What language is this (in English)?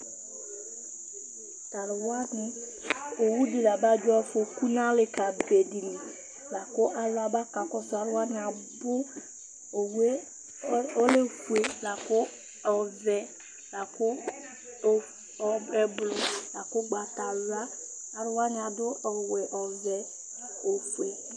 Ikposo